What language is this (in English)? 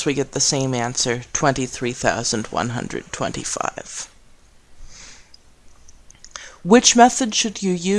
English